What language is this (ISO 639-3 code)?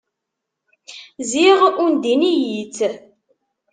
kab